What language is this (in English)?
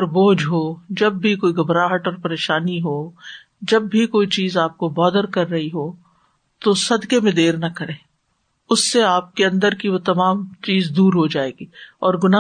Urdu